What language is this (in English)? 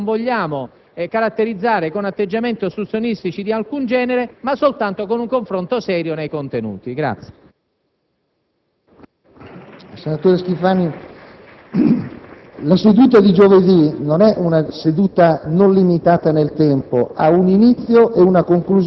Italian